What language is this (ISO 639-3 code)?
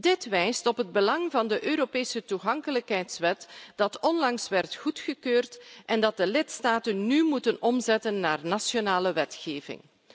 nld